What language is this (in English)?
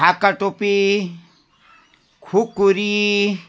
Nepali